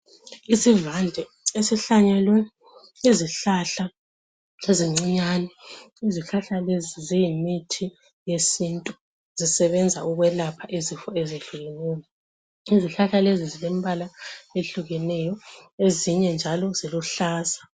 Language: North Ndebele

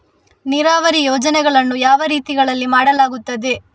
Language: Kannada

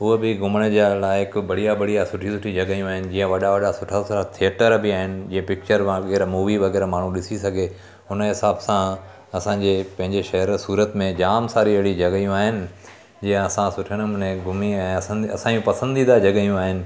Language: Sindhi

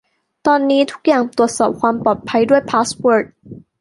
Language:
Thai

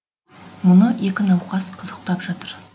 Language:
Kazakh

